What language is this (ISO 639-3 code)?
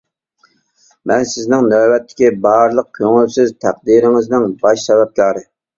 uig